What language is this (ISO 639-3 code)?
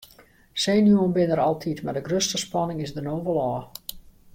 fry